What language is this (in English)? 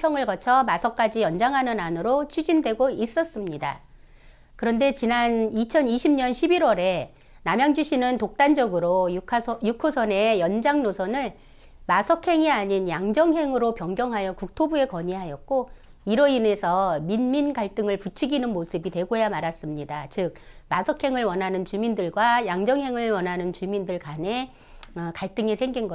Korean